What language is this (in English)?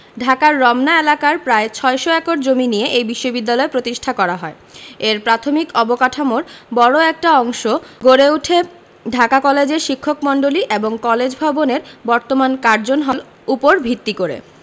Bangla